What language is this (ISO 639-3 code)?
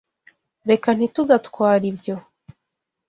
kin